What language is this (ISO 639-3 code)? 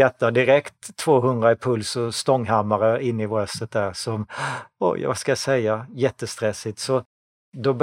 swe